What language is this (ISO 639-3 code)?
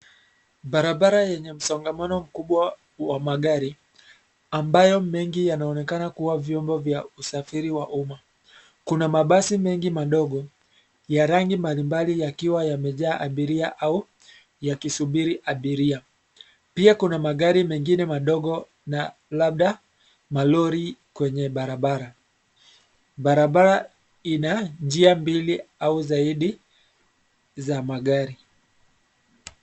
swa